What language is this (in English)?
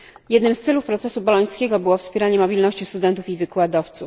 Polish